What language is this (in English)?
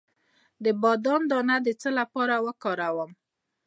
Pashto